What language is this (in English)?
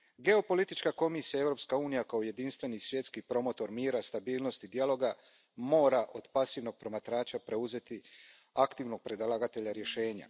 Croatian